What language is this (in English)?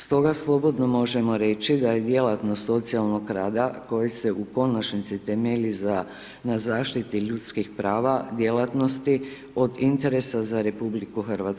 Croatian